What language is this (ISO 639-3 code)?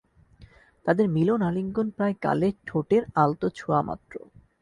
ben